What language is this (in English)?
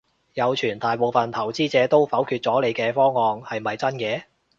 Cantonese